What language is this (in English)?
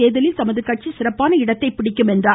Tamil